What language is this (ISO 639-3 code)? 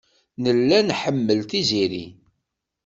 kab